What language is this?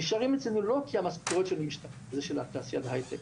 Hebrew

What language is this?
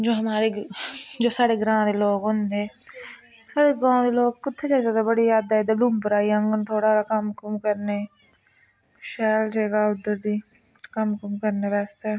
Dogri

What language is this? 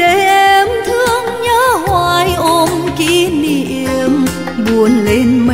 Vietnamese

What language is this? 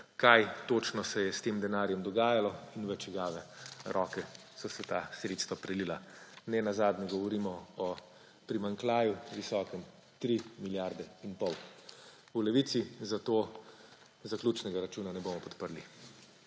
Slovenian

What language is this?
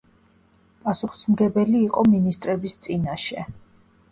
Georgian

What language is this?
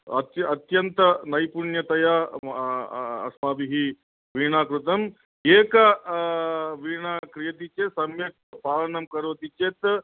Sanskrit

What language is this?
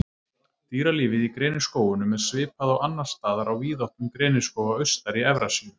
Icelandic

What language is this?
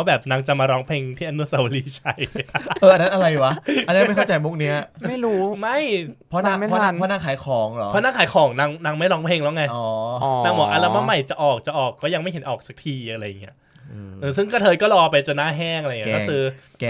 Thai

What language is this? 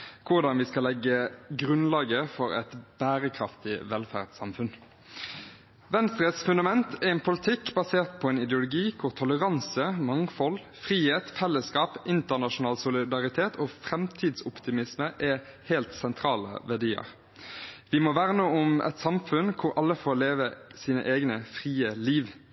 Norwegian Bokmål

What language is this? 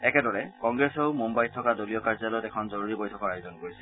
Assamese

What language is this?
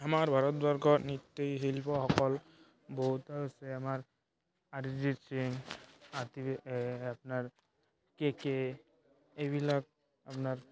Assamese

